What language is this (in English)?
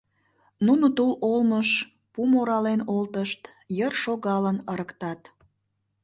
Mari